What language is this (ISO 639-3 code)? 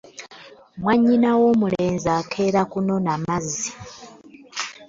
lug